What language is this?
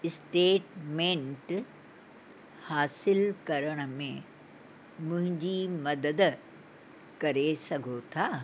Sindhi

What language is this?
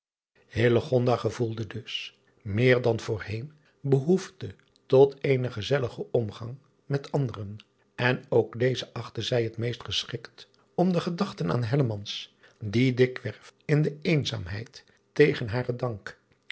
Dutch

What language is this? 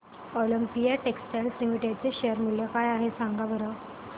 Marathi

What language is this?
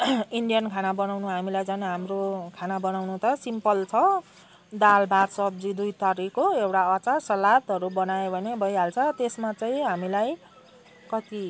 Nepali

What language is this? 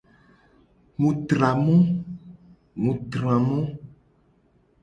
Gen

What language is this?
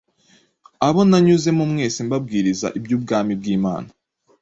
Kinyarwanda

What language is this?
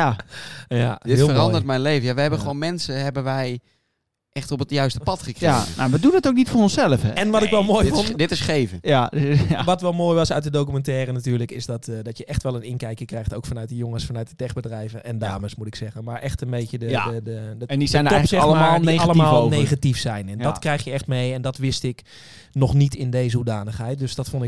Dutch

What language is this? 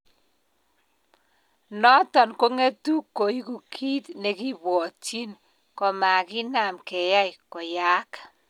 Kalenjin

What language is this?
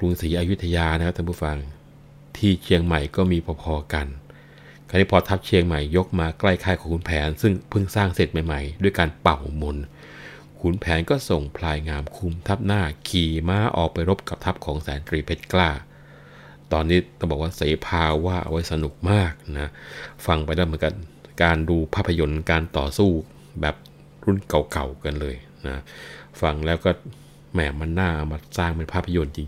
Thai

